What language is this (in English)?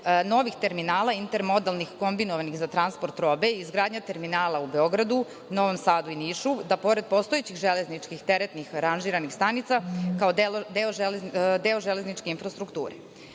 Serbian